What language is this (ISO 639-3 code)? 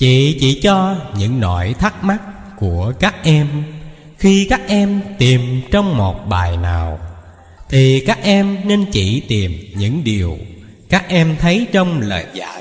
vie